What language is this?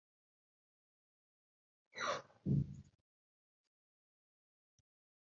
Arabic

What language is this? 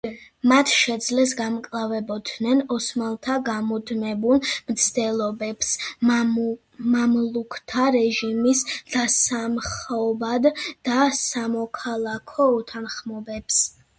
Georgian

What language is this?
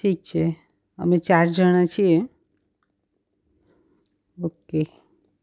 Gujarati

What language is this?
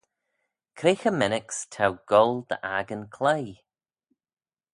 Manx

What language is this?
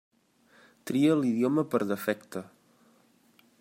Catalan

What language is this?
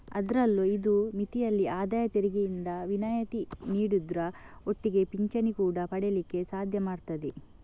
Kannada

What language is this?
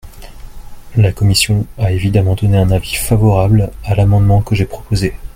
French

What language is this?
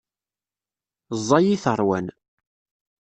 Kabyle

